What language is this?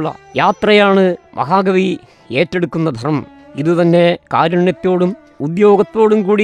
Malayalam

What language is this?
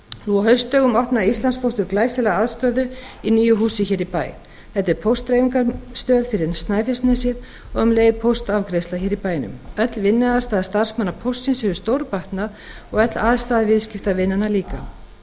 Icelandic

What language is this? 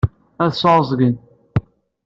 Kabyle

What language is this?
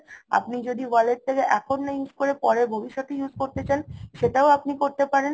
Bangla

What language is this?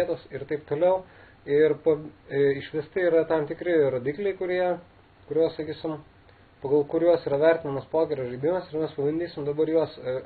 Lithuanian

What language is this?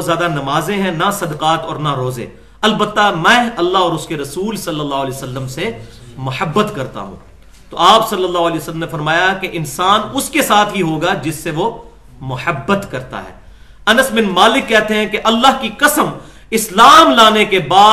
Urdu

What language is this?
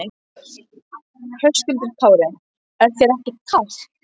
Icelandic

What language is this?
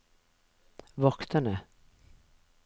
Norwegian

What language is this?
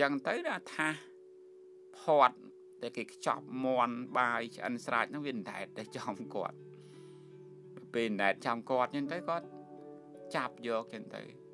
Thai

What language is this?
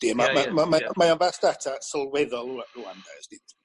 Welsh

